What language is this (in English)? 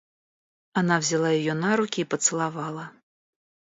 Russian